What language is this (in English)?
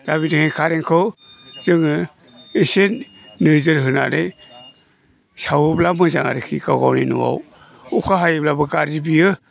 Bodo